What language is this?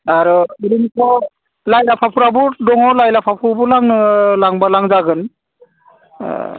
Bodo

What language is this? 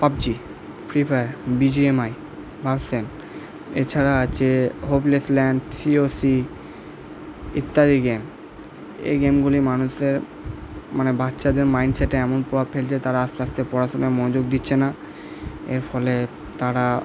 Bangla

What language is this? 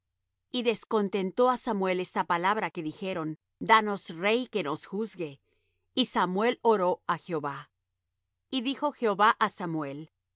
Spanish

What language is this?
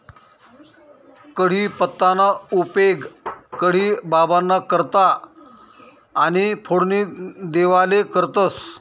Marathi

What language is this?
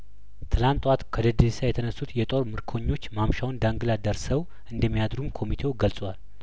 Amharic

